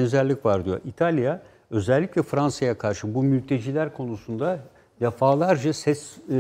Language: Turkish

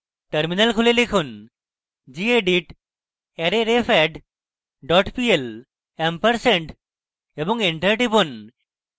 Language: Bangla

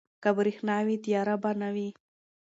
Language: Pashto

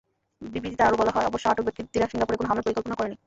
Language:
Bangla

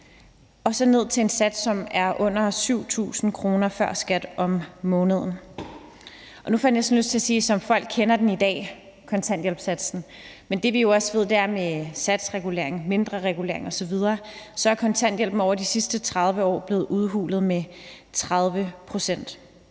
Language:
Danish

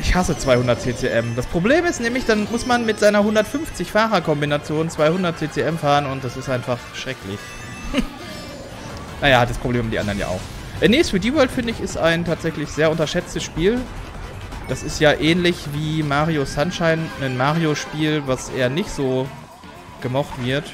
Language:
German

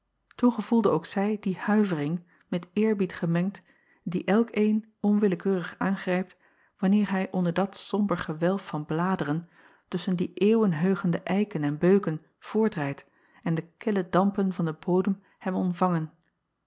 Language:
Dutch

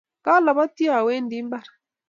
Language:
Kalenjin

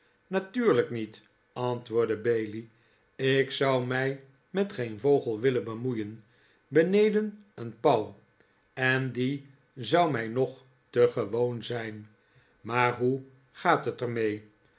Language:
Dutch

